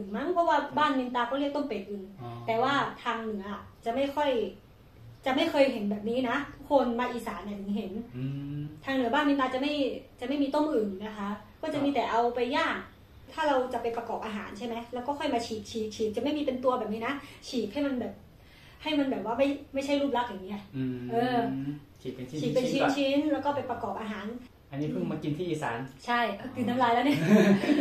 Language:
Thai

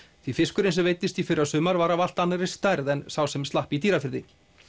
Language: Icelandic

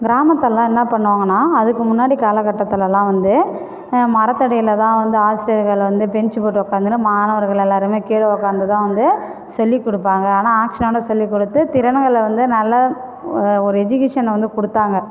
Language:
Tamil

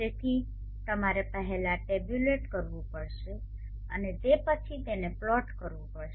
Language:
Gujarati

